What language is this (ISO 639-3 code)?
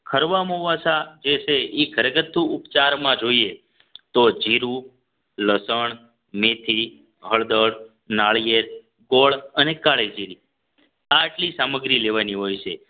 guj